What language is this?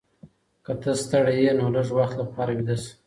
Pashto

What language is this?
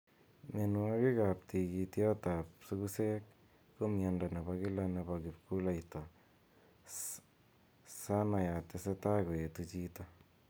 Kalenjin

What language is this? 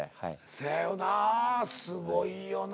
Japanese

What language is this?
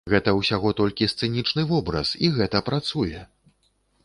Belarusian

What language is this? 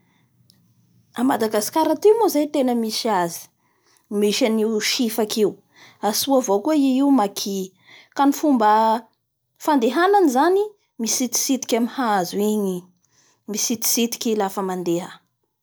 Bara Malagasy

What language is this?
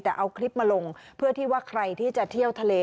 Thai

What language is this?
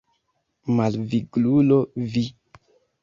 Esperanto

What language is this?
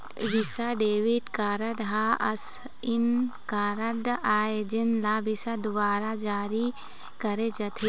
Chhattisgarhi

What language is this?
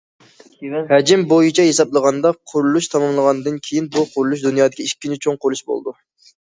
Uyghur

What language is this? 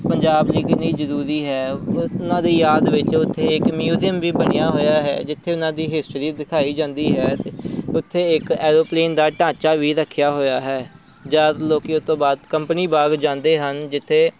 Punjabi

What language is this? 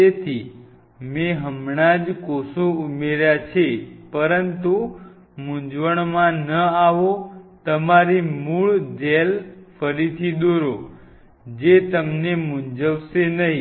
Gujarati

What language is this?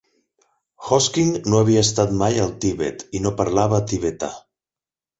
Catalan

